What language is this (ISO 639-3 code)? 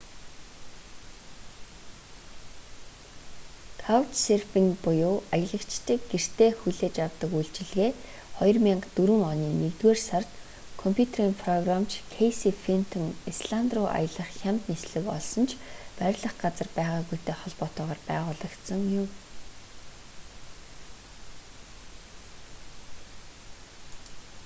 mon